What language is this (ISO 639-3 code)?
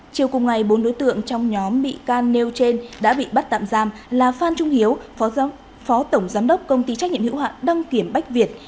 vie